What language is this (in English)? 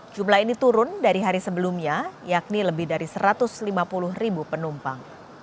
Indonesian